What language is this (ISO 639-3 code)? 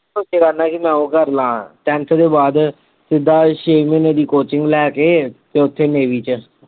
pan